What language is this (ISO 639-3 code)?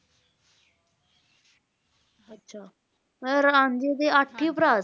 pan